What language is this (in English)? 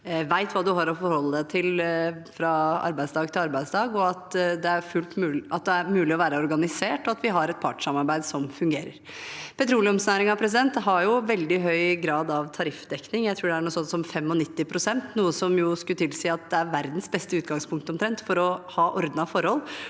Norwegian